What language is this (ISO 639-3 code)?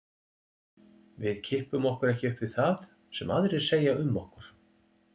isl